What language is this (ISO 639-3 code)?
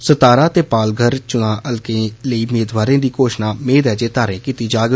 doi